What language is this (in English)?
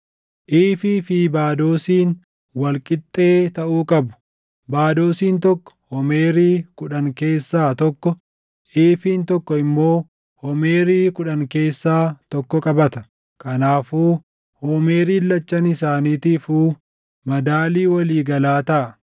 Oromo